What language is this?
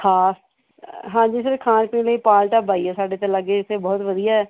Punjabi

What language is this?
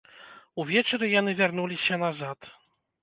Belarusian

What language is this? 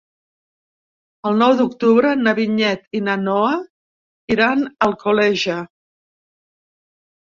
Catalan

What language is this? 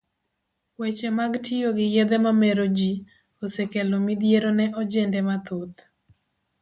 Luo (Kenya and Tanzania)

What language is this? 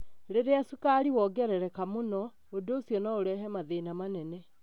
Kikuyu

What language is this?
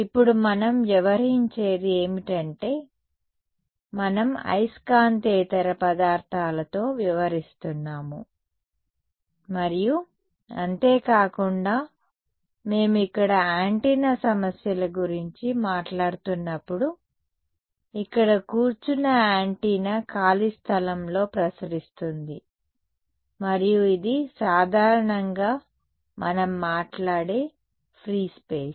Telugu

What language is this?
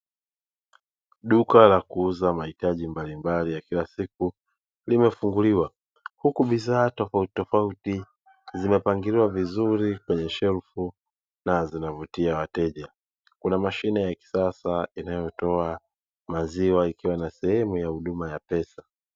Swahili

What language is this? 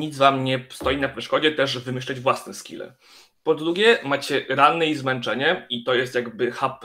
Polish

